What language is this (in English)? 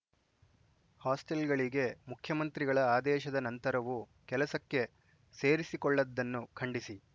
Kannada